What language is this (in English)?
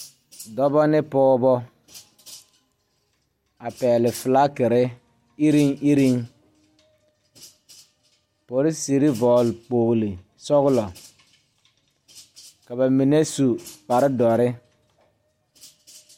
Southern Dagaare